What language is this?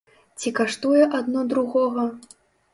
Belarusian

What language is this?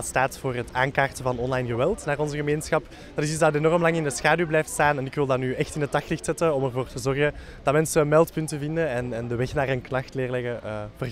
Dutch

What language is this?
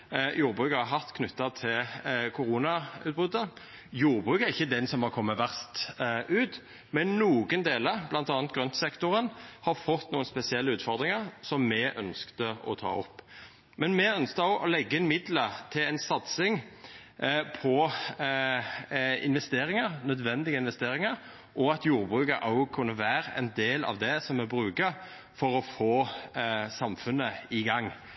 Norwegian Nynorsk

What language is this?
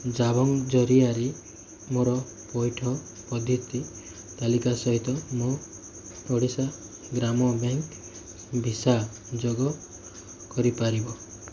Odia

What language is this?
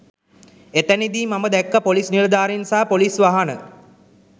Sinhala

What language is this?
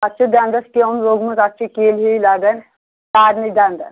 Kashmiri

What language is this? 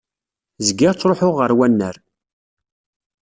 Kabyle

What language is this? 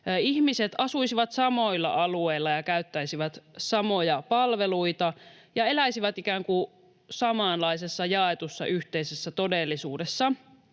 Finnish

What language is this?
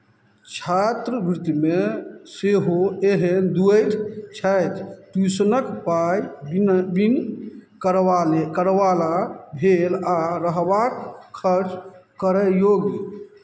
Maithili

